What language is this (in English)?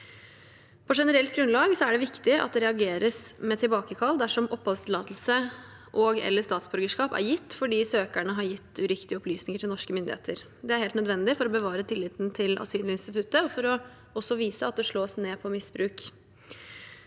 Norwegian